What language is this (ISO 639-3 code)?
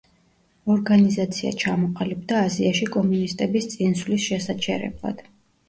kat